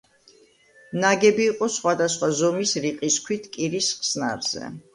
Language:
Georgian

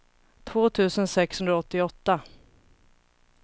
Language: Swedish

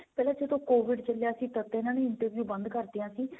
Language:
Punjabi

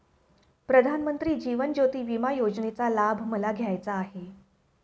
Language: Marathi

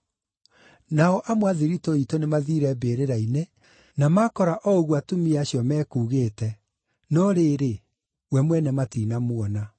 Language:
Kikuyu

